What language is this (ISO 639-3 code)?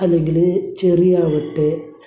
mal